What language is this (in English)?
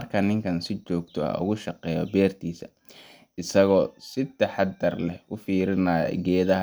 Somali